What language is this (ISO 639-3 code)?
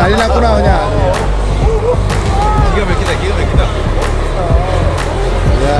kor